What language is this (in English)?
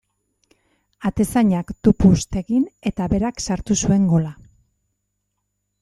Basque